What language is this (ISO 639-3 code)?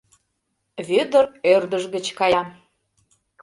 chm